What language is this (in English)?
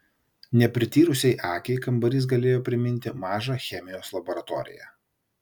Lithuanian